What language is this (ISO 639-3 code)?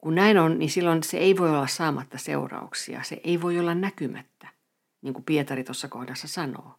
fin